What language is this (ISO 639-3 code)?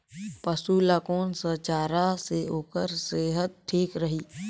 hne